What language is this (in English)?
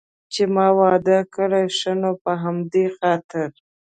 Pashto